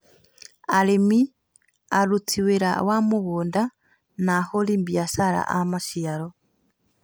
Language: Kikuyu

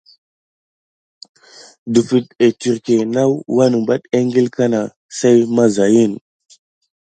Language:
Gidar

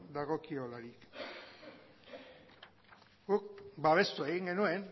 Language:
Basque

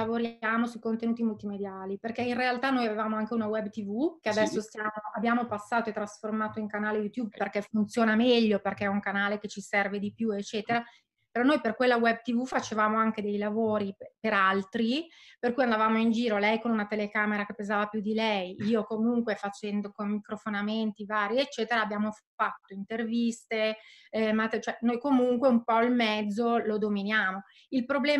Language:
Italian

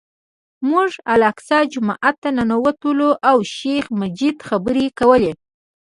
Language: Pashto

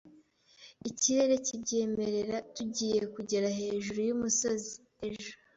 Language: Kinyarwanda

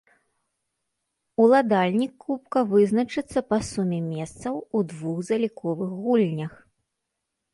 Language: Belarusian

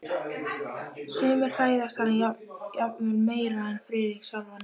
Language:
Icelandic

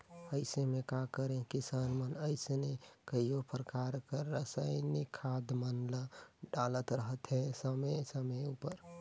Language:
Chhattisgarhi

